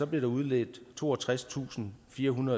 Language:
Danish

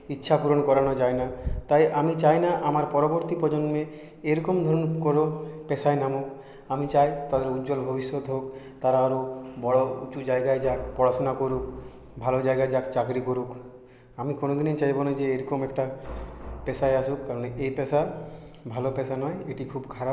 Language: Bangla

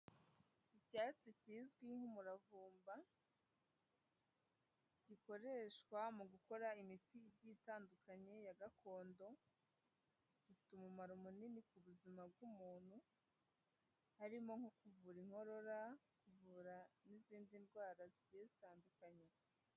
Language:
Kinyarwanda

